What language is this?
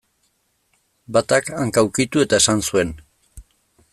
Basque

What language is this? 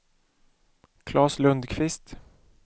Swedish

